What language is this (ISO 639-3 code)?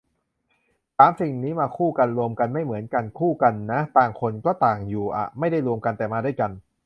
tha